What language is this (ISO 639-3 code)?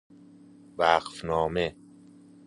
fas